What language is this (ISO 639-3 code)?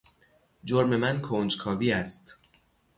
fas